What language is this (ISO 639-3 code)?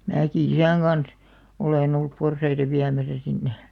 fin